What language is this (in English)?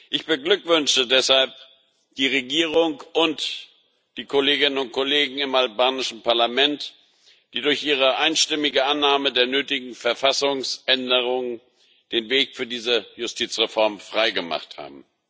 German